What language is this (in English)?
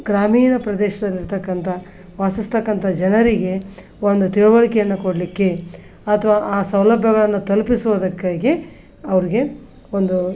Kannada